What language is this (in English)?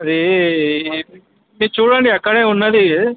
Telugu